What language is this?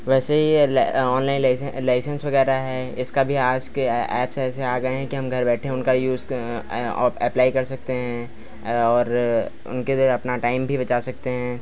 Hindi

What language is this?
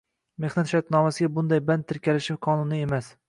Uzbek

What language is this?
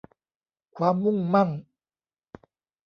Thai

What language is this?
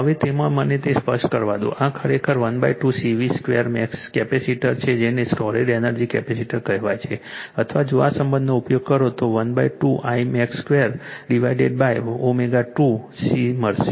Gujarati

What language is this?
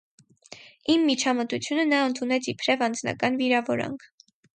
Armenian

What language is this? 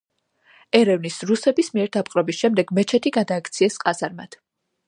Georgian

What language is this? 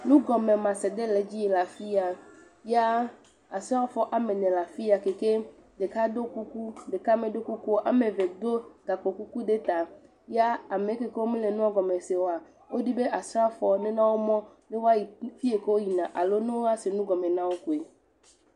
Ewe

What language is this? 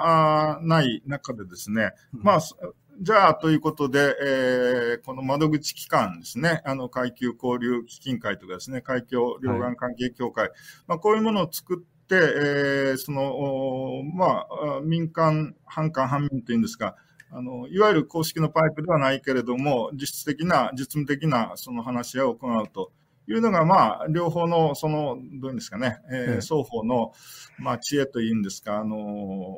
Japanese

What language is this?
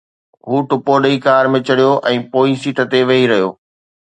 Sindhi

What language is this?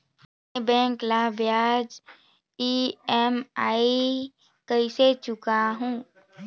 Chhattisgarhi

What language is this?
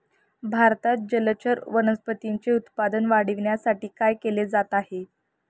Marathi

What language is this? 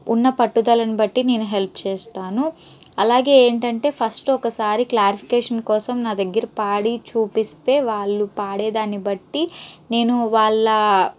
Telugu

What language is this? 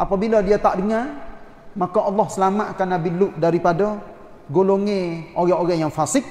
Malay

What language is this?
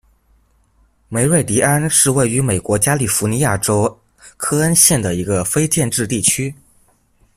Chinese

